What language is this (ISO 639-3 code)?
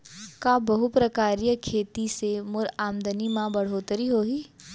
hne